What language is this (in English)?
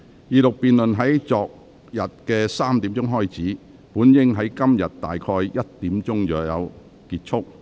Cantonese